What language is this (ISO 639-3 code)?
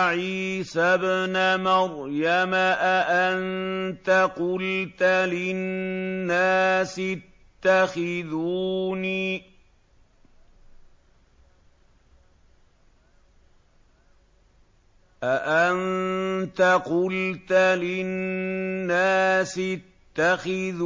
ara